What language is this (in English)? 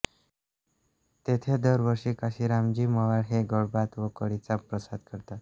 Marathi